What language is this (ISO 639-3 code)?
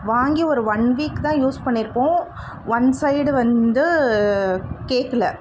tam